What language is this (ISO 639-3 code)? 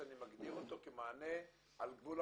heb